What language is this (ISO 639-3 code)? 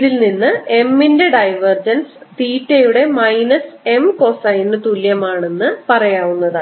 mal